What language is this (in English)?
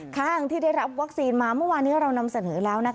Thai